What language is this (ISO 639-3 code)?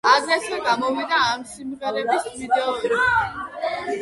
kat